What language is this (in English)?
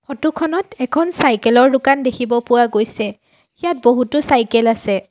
Assamese